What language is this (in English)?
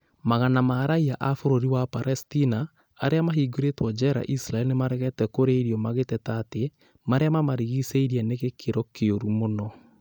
Kikuyu